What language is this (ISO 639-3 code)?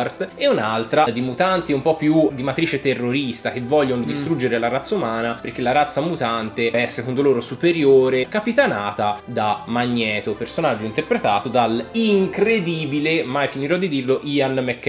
ita